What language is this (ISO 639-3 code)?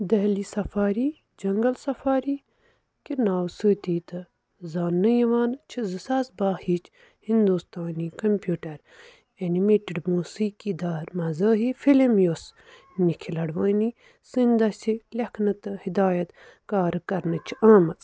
kas